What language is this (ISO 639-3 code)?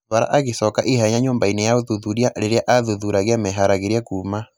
kik